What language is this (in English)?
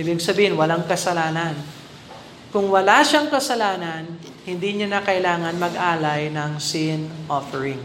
Filipino